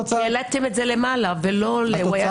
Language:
Hebrew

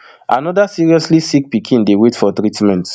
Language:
Nigerian Pidgin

